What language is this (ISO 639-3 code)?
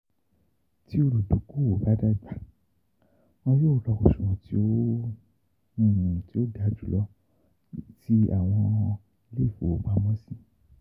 yor